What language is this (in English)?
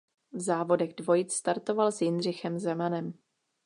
Czech